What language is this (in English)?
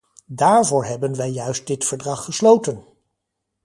Dutch